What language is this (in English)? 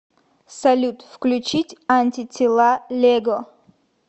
Russian